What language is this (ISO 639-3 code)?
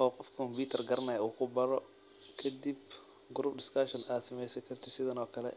som